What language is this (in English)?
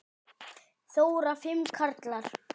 Icelandic